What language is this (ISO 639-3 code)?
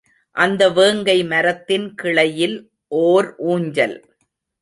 tam